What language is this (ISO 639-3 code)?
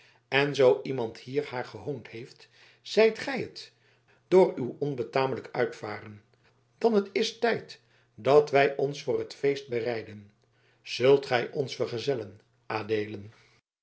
nld